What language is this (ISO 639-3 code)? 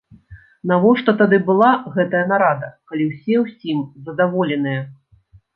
bel